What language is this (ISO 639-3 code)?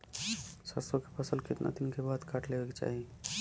bho